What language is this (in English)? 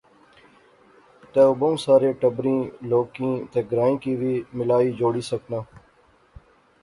Pahari-Potwari